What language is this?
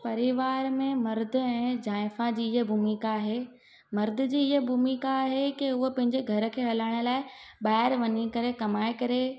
Sindhi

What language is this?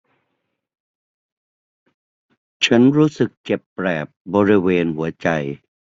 Thai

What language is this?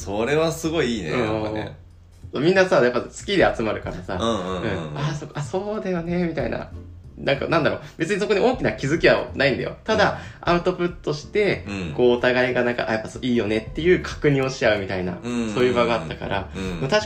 Japanese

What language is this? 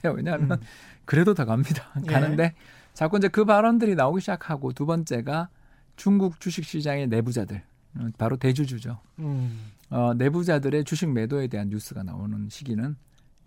Korean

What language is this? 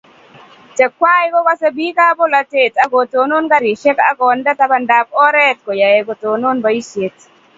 Kalenjin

